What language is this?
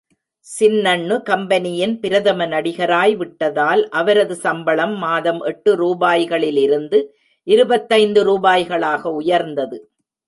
Tamil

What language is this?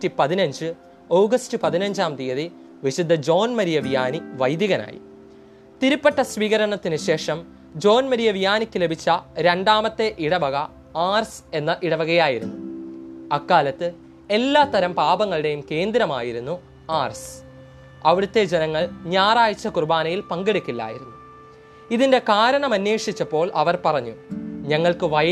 Malayalam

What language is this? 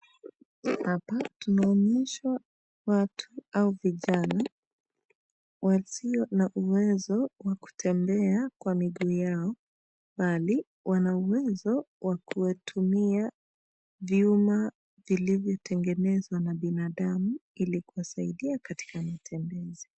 Swahili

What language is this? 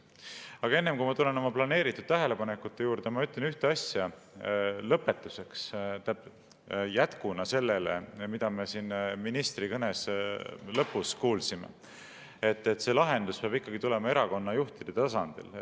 Estonian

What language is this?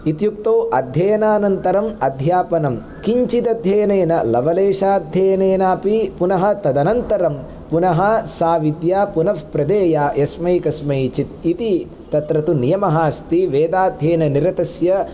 Sanskrit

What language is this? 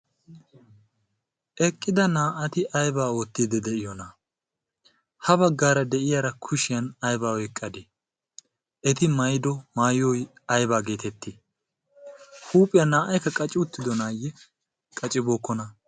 Wolaytta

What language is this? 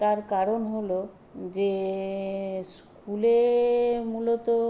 Bangla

